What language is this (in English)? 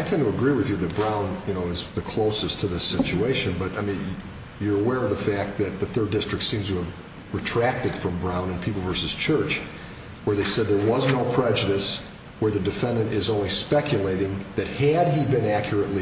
English